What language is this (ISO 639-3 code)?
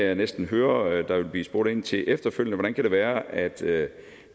dan